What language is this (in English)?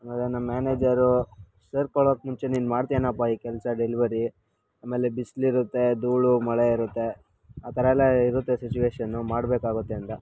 Kannada